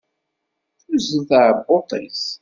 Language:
Kabyle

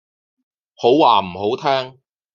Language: Cantonese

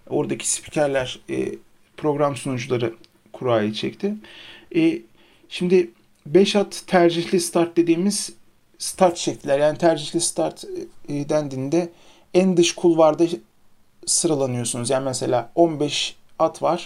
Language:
Turkish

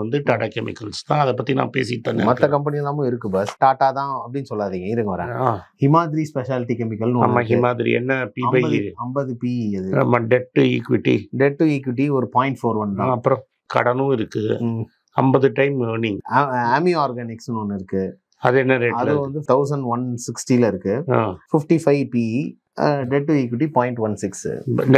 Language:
Tamil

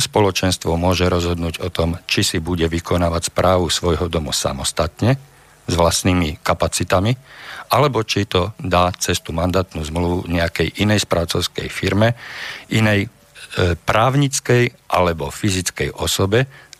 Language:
Slovak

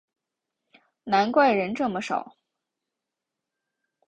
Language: Chinese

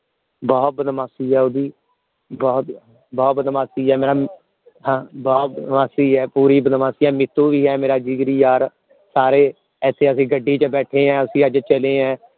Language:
Punjabi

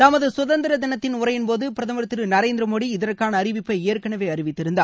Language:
Tamil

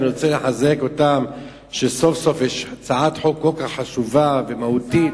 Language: Hebrew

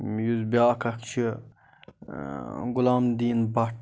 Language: Kashmiri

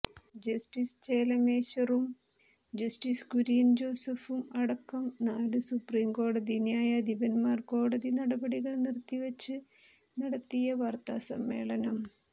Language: Malayalam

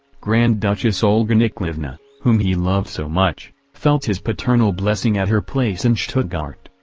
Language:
English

